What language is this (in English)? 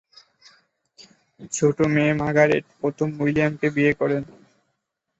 Bangla